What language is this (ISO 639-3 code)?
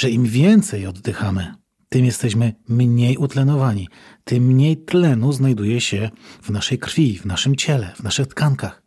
pol